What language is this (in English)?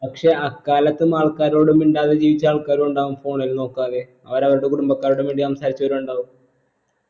Malayalam